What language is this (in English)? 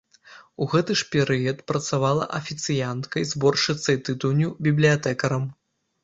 Belarusian